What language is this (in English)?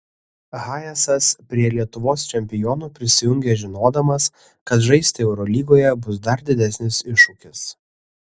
Lithuanian